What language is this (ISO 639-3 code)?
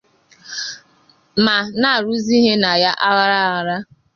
ibo